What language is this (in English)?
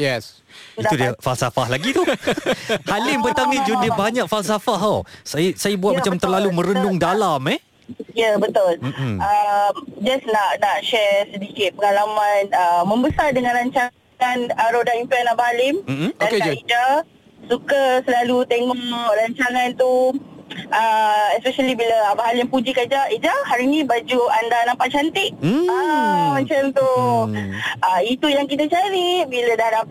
Malay